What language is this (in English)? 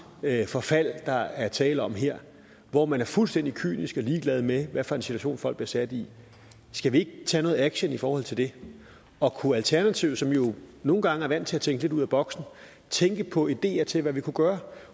Danish